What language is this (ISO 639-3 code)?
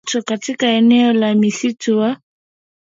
swa